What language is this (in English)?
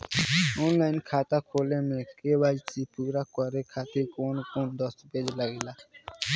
Bhojpuri